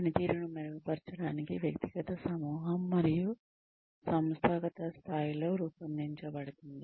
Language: Telugu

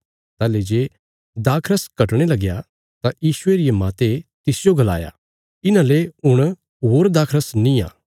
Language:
Bilaspuri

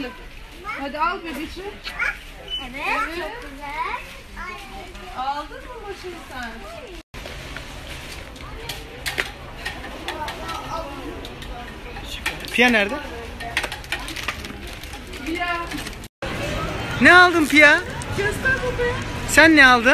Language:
Turkish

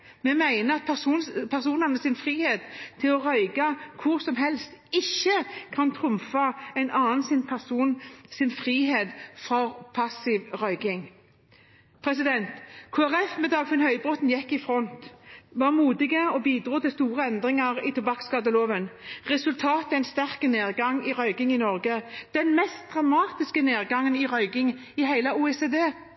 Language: Norwegian Bokmål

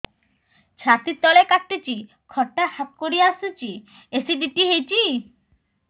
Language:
Odia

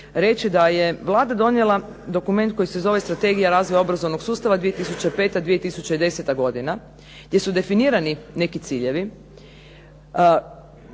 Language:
Croatian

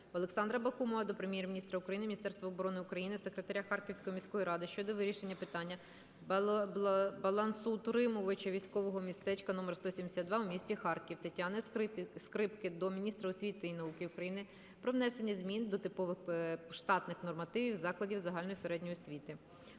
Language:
Ukrainian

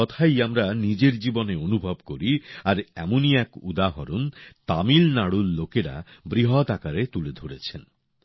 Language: Bangla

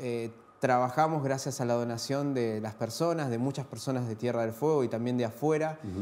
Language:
Spanish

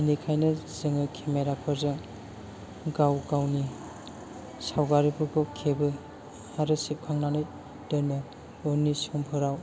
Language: Bodo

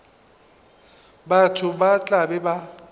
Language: Northern Sotho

